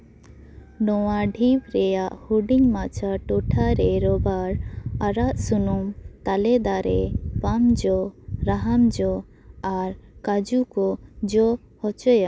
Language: Santali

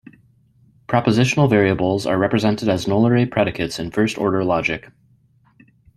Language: English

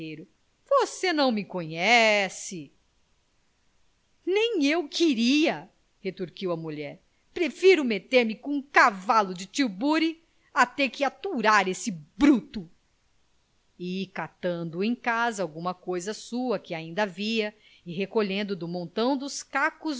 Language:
Portuguese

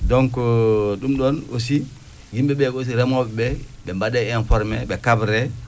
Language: Fula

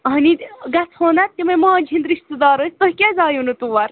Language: Kashmiri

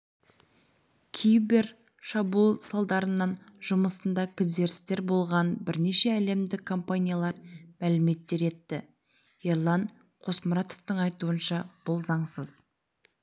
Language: Kazakh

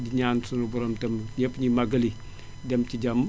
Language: Wolof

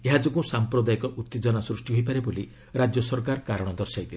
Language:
Odia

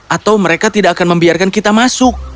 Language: Indonesian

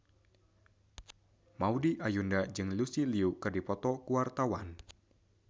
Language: Sundanese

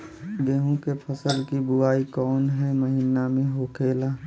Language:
Bhojpuri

